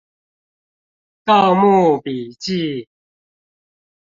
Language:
Chinese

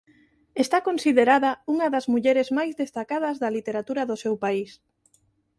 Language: Galician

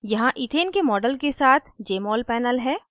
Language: Hindi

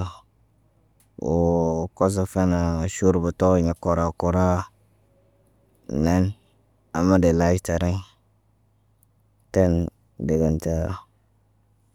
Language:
Naba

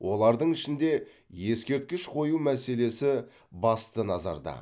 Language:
Kazakh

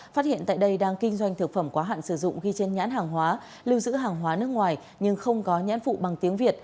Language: Vietnamese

